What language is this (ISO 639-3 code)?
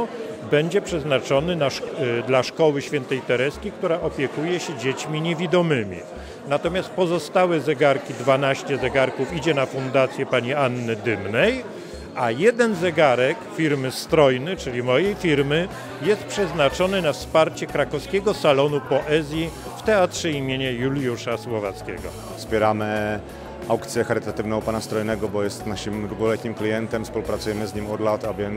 pol